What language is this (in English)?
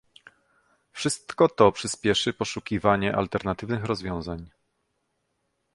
Polish